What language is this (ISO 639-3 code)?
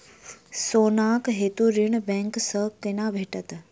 mai